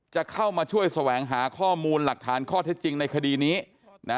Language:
Thai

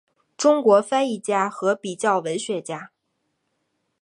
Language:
Chinese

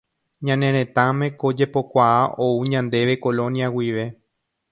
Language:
Guarani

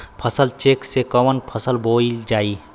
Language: Bhojpuri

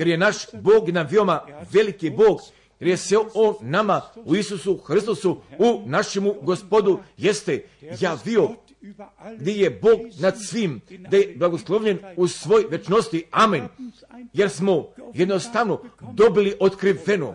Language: Croatian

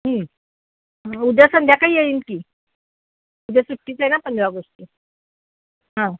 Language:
Marathi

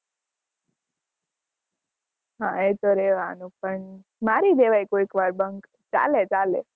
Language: Gujarati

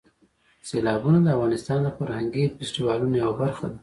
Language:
Pashto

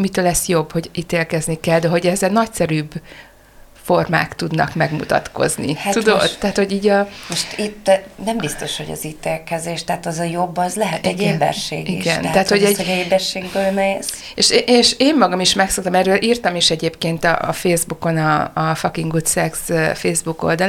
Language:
Hungarian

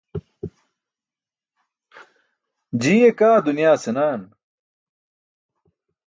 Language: Burushaski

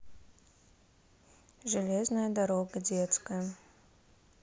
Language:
Russian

